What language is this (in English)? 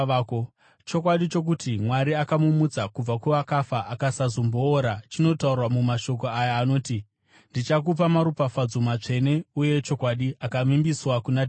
Shona